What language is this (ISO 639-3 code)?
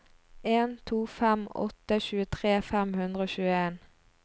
nor